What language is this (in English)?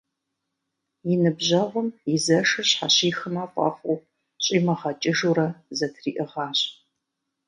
Kabardian